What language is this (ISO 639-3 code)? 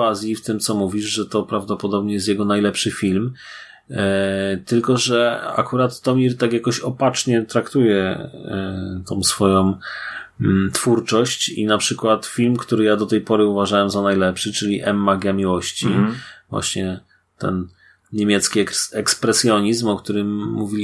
pol